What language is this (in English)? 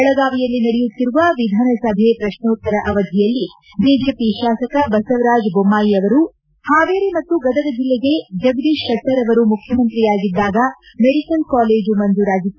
Kannada